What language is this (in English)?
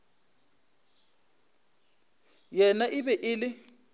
Northern Sotho